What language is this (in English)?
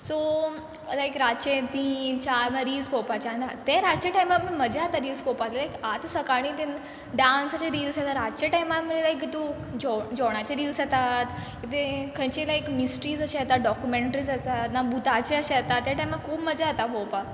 Konkani